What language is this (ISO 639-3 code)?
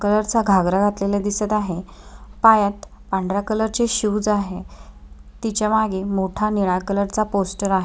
mar